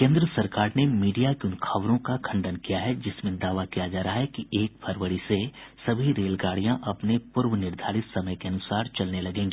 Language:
Hindi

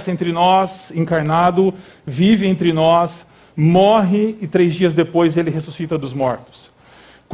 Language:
Portuguese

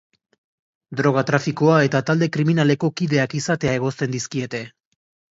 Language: Basque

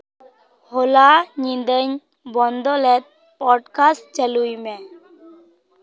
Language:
Santali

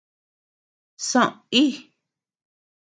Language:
Tepeuxila Cuicatec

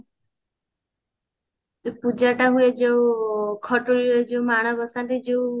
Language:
Odia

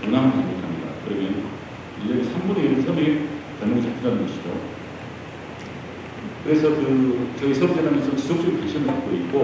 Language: Korean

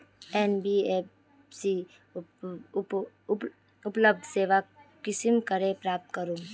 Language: Magahi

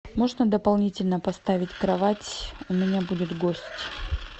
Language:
Russian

